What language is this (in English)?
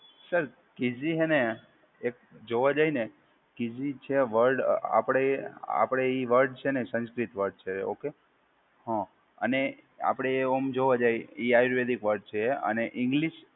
Gujarati